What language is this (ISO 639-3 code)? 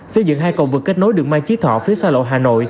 vie